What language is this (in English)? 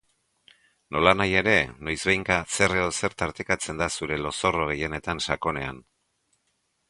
Basque